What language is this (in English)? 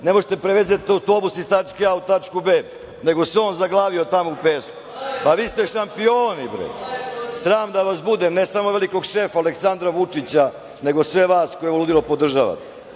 Serbian